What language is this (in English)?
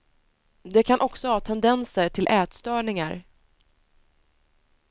Swedish